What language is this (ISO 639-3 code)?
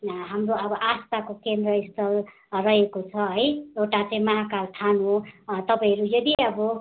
nep